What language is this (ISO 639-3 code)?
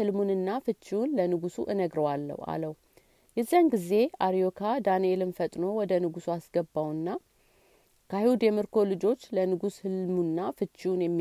amh